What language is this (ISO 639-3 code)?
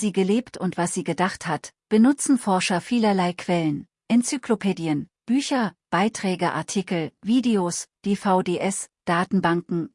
deu